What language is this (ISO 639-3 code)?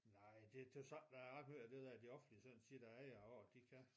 dan